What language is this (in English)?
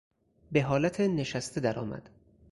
Persian